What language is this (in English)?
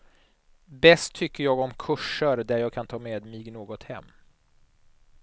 Swedish